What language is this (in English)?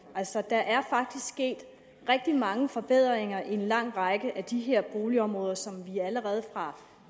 Danish